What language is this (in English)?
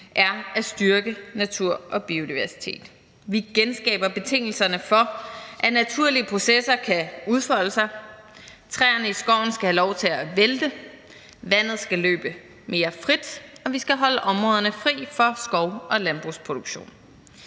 Danish